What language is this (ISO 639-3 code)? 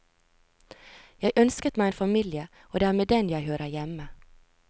nor